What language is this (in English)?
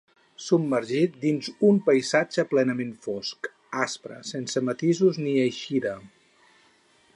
Catalan